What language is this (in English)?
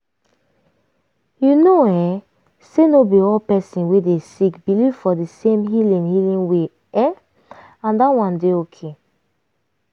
Nigerian Pidgin